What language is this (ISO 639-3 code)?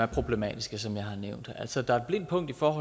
dan